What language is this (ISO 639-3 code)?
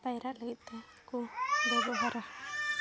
sat